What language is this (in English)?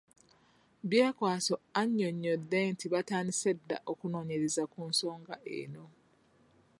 Ganda